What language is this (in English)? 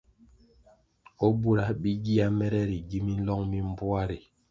Kwasio